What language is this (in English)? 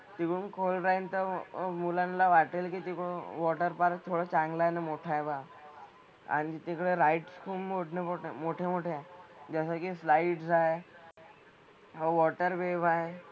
Marathi